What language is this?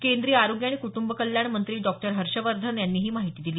Marathi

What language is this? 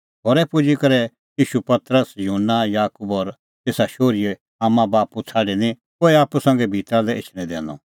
Kullu Pahari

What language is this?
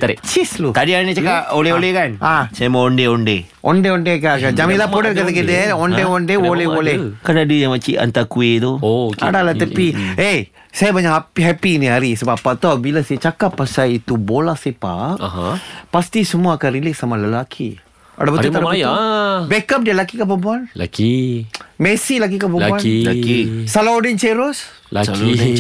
Malay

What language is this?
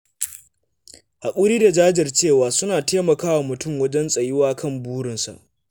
Hausa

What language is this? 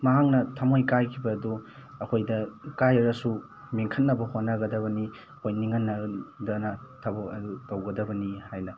Manipuri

